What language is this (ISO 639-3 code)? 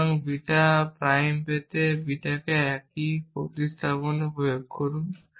ben